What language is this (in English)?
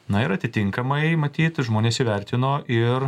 Lithuanian